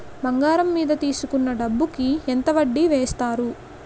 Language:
Telugu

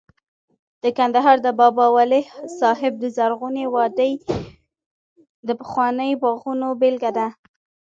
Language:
Pashto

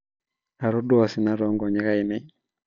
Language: Masai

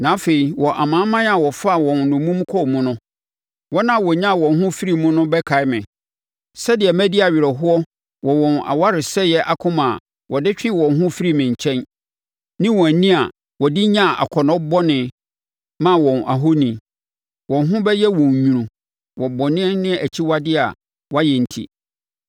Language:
Akan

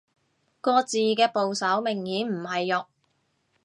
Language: Cantonese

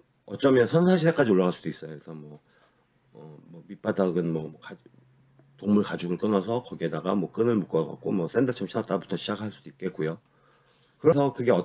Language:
Korean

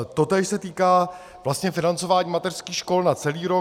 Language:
Czech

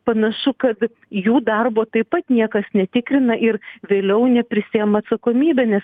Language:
Lithuanian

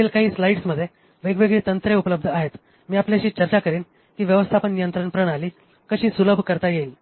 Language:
Marathi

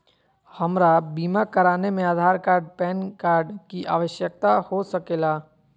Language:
Magahi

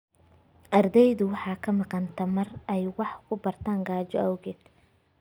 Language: Somali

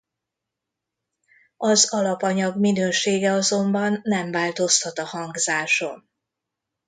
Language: Hungarian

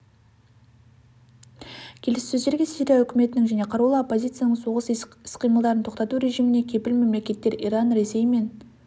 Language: Kazakh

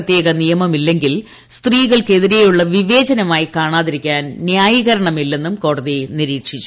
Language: Malayalam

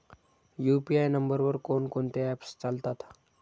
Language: Marathi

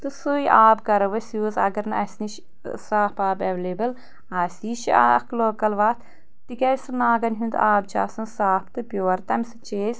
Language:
Kashmiri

